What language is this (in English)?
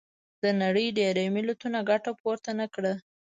Pashto